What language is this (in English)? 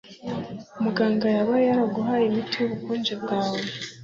Kinyarwanda